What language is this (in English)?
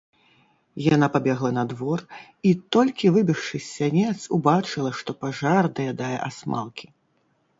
Belarusian